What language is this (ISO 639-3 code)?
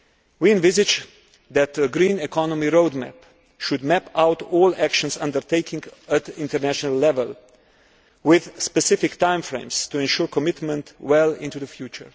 eng